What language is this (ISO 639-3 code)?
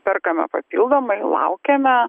lit